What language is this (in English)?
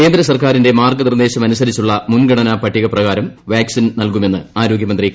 Malayalam